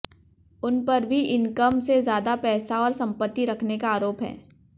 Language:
Hindi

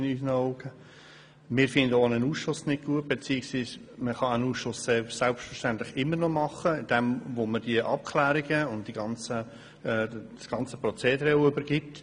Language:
Swiss German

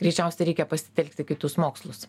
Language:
Lithuanian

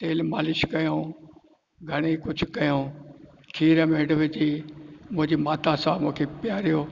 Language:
Sindhi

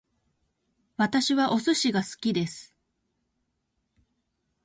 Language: Japanese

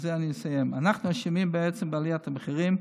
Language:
Hebrew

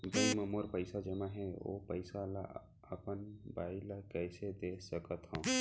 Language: Chhattisgarhi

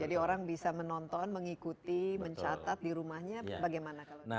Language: Indonesian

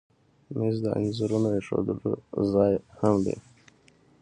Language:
Pashto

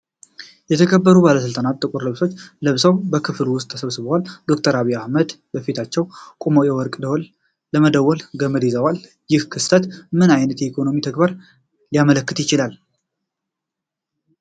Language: Amharic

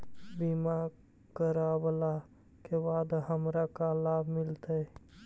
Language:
Magahi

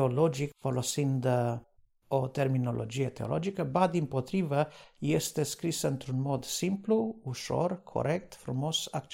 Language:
Romanian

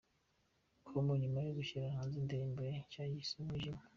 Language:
Kinyarwanda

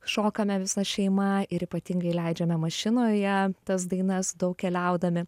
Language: Lithuanian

